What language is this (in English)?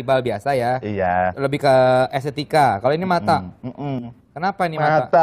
Indonesian